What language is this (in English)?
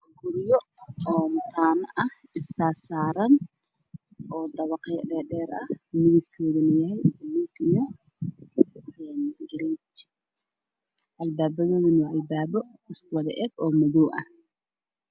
Somali